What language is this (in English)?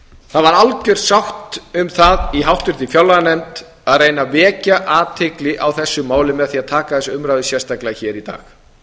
Icelandic